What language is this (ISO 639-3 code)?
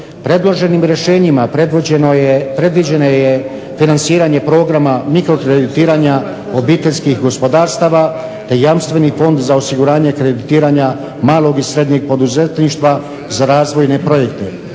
hrv